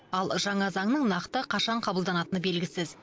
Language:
Kazakh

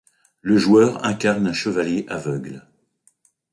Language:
French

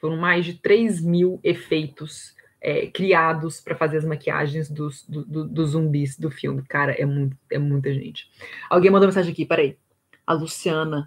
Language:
Portuguese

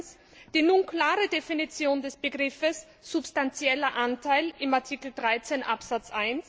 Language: German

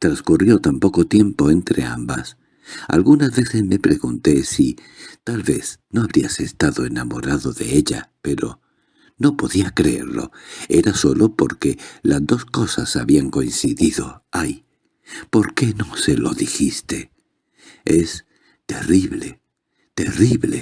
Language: Spanish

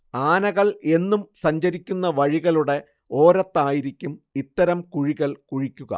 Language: Malayalam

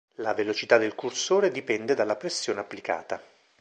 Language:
Italian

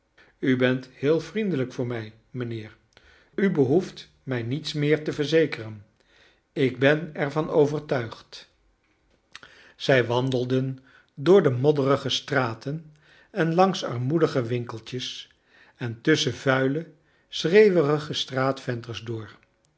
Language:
Dutch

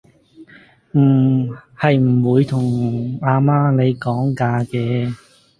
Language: Cantonese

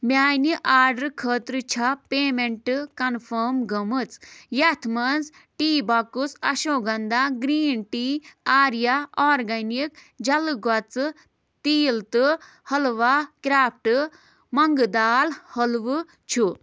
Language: Kashmiri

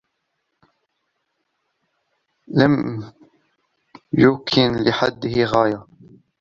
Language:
Arabic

